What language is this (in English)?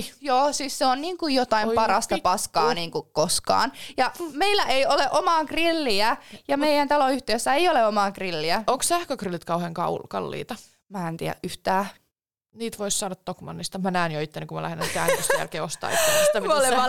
Finnish